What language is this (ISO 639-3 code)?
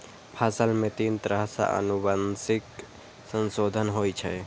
mai